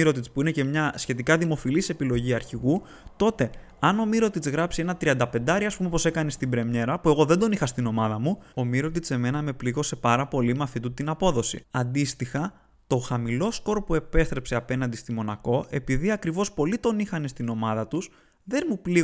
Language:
Greek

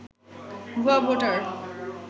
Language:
Bangla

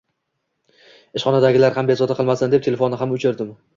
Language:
Uzbek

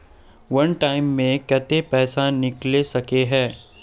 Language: Magahi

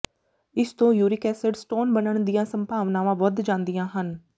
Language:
Punjabi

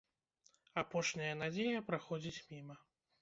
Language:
Belarusian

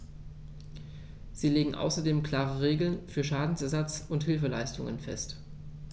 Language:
German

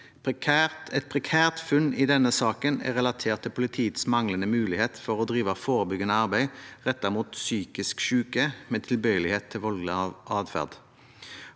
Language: Norwegian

